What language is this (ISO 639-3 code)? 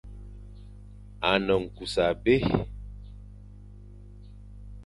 fan